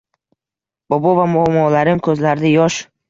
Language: Uzbek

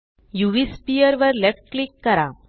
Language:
Marathi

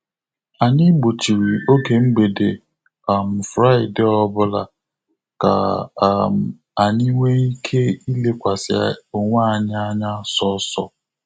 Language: Igbo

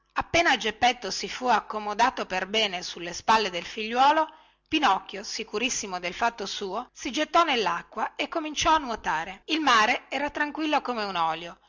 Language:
Italian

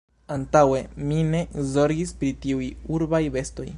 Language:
Esperanto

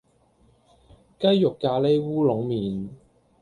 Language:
Cantonese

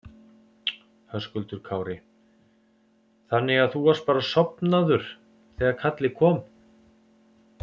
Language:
Icelandic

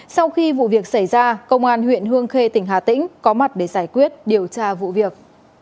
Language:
Vietnamese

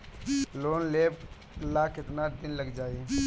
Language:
Bhojpuri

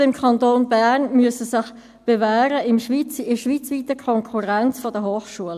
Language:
Swiss German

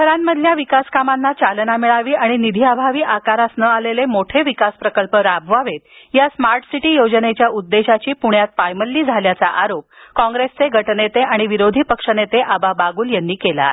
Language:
Marathi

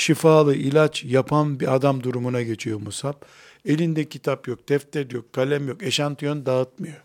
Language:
Turkish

